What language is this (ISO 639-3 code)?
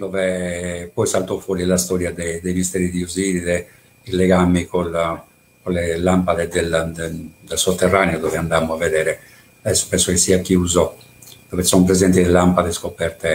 ita